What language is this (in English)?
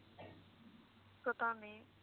Punjabi